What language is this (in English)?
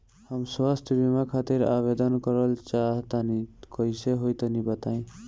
Bhojpuri